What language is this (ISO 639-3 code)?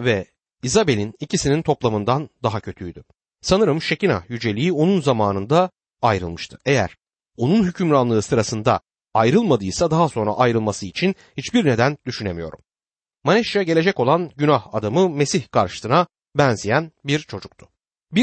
tur